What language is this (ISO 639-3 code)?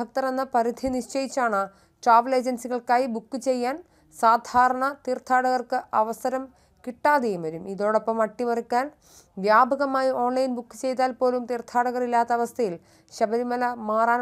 mal